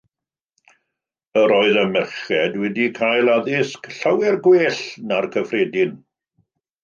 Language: Welsh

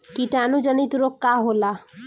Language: Bhojpuri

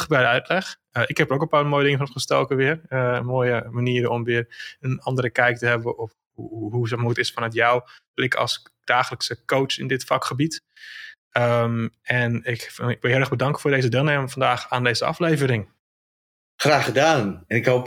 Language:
Dutch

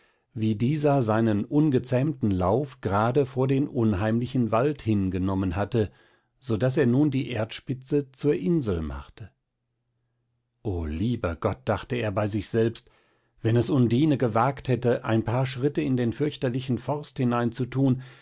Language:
German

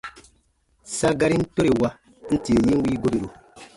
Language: Baatonum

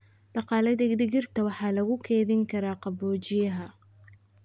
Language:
Somali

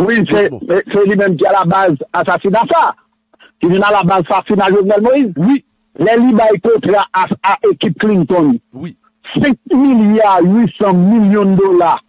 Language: French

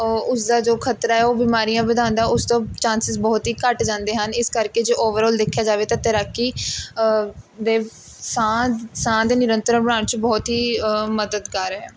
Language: Punjabi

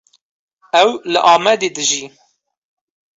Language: Kurdish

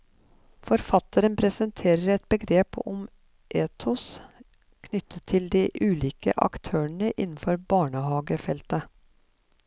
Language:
Norwegian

